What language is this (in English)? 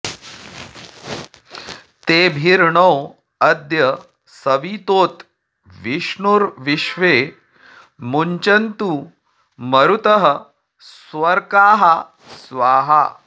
Sanskrit